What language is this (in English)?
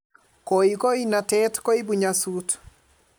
Kalenjin